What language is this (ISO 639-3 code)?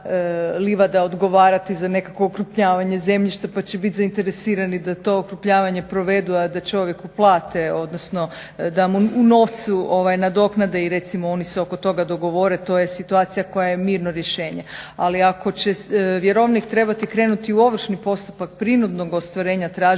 hrv